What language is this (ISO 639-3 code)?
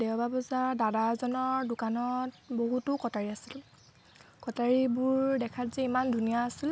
asm